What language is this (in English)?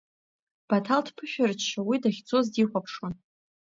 Abkhazian